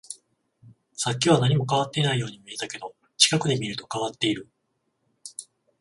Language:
Japanese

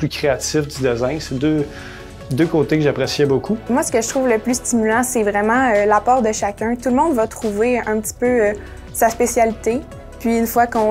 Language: French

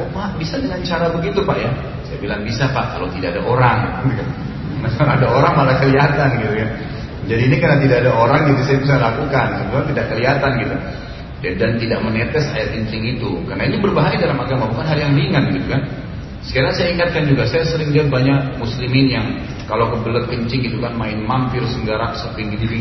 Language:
Indonesian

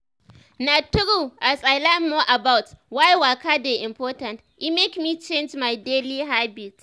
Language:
Nigerian Pidgin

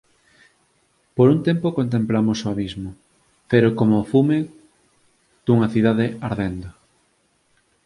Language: Galician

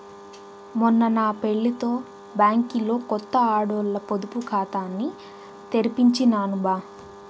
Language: Telugu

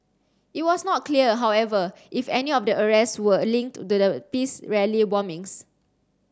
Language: English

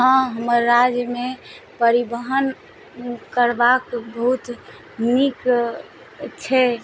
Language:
Maithili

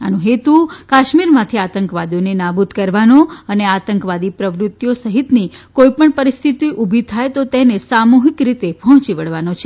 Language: Gujarati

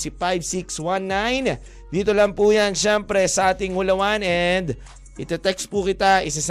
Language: Filipino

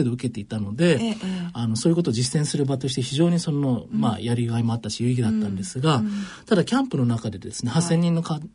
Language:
Japanese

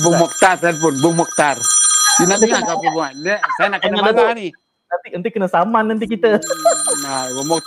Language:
Malay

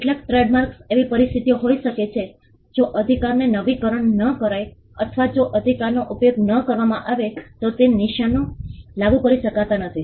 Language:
Gujarati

